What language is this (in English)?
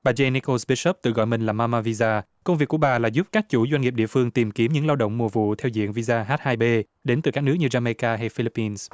Vietnamese